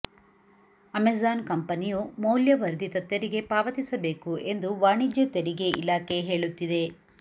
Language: Kannada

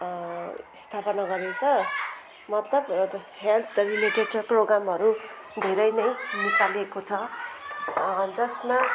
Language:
Nepali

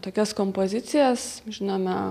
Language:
Lithuanian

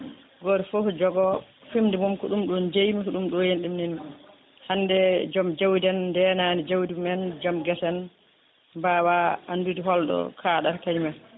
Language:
Fula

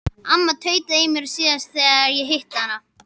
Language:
Icelandic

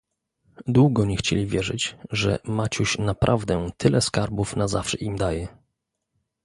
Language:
Polish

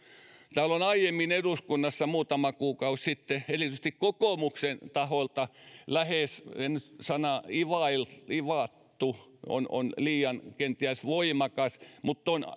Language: Finnish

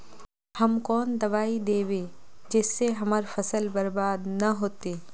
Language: Magahi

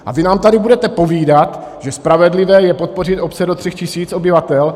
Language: Czech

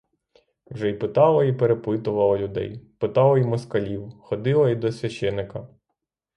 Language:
Ukrainian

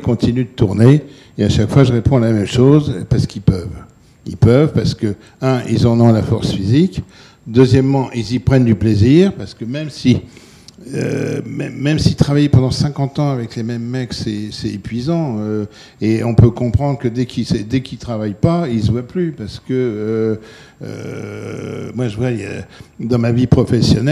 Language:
French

